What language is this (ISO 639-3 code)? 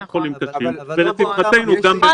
heb